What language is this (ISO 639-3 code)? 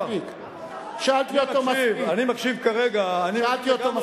heb